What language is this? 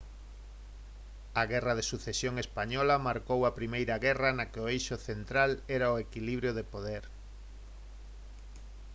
Galician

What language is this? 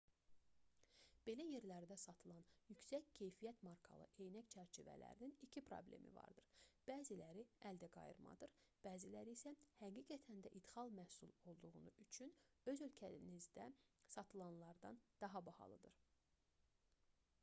Azerbaijani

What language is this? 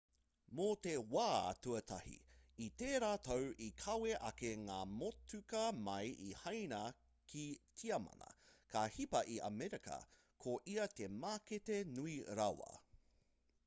Māori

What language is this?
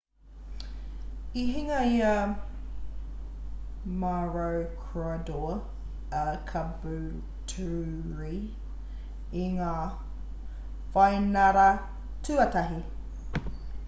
Māori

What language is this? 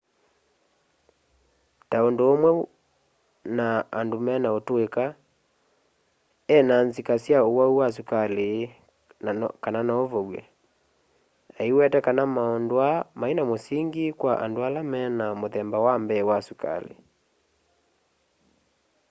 Kamba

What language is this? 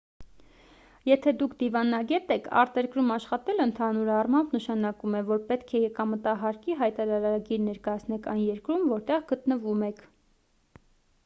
Armenian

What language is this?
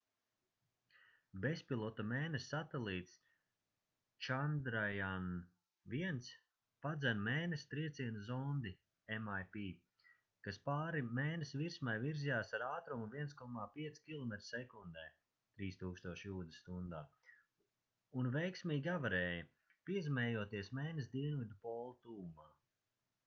Latvian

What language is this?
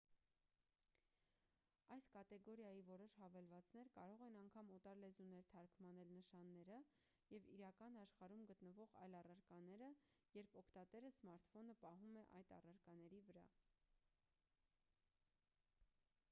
Armenian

